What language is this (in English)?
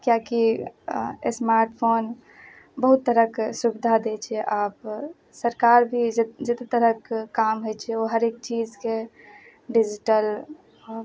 Maithili